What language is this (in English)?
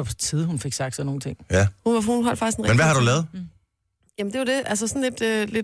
Danish